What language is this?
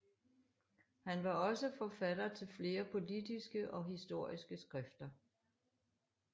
Danish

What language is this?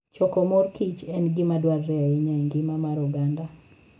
Luo (Kenya and Tanzania)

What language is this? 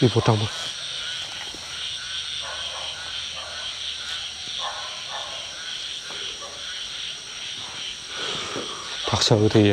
Vietnamese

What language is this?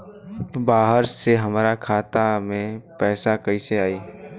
Bhojpuri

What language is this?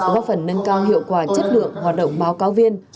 Vietnamese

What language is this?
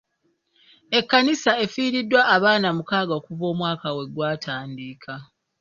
Ganda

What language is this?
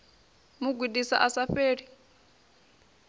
Venda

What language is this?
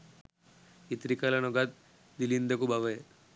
Sinhala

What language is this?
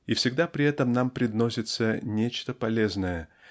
Russian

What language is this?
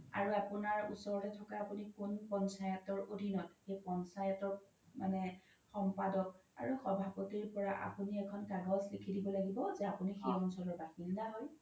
Assamese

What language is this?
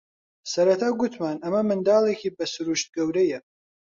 Central Kurdish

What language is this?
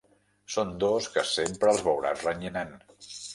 Catalan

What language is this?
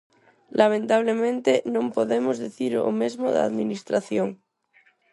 Galician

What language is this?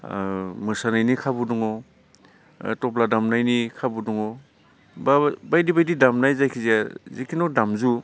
Bodo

